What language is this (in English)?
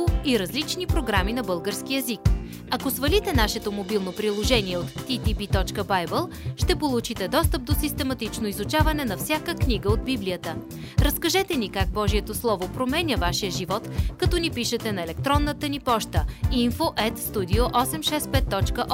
Bulgarian